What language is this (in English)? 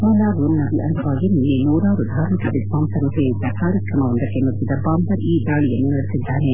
Kannada